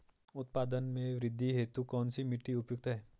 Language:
Hindi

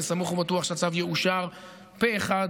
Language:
Hebrew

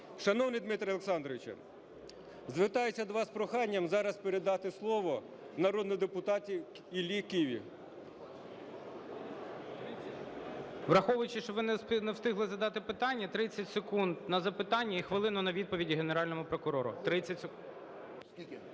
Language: Ukrainian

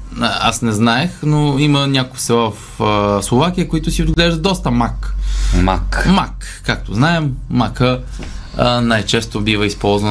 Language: Bulgarian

